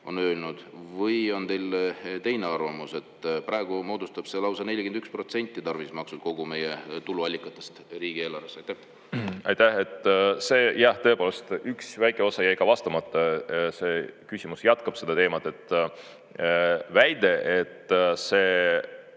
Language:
Estonian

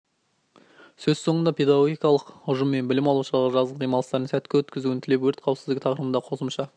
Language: Kazakh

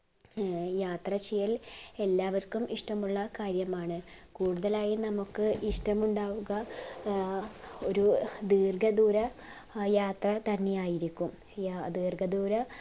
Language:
Malayalam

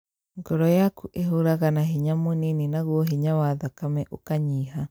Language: Kikuyu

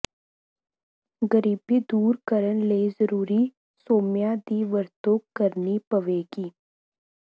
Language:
Punjabi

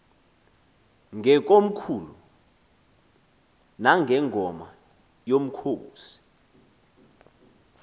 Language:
Xhosa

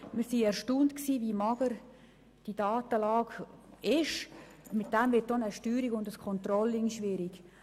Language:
Swiss German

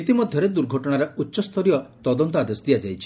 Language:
Odia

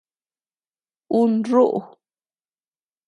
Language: Tepeuxila Cuicatec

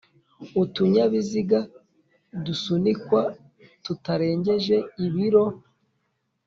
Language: Kinyarwanda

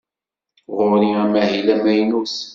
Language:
Kabyle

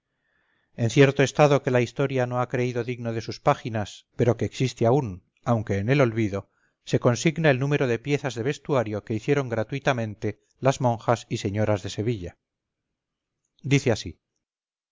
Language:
Spanish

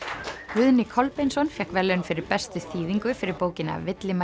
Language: Icelandic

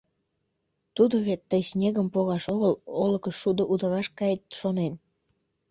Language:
Mari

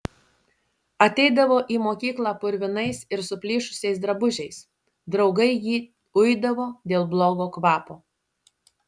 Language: Lithuanian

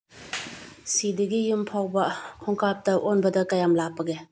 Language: Manipuri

